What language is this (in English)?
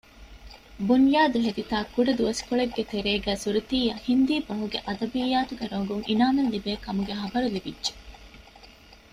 Divehi